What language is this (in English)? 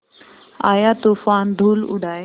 Hindi